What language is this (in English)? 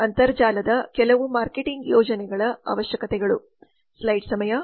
Kannada